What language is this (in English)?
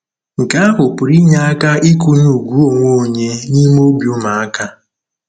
Igbo